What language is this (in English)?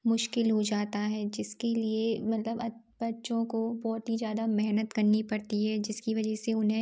Hindi